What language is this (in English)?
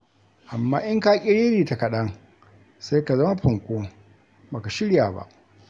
Hausa